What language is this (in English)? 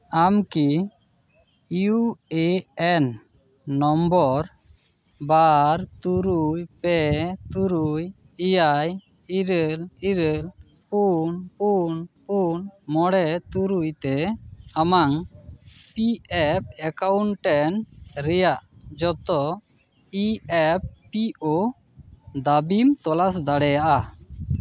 Santali